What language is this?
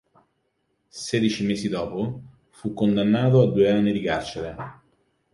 Italian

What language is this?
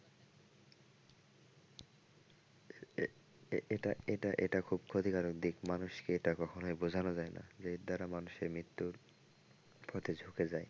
Bangla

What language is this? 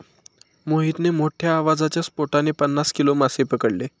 Marathi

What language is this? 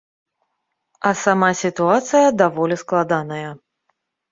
Belarusian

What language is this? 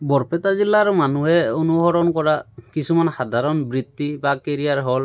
Assamese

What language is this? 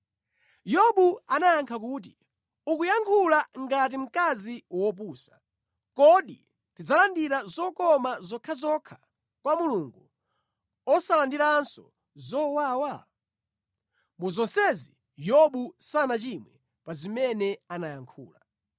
Nyanja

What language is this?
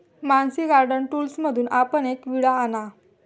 Marathi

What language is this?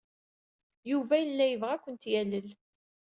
Kabyle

